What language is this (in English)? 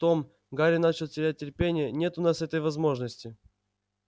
Russian